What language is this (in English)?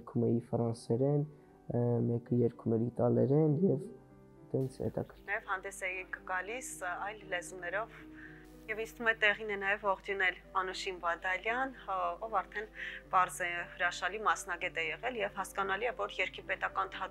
Russian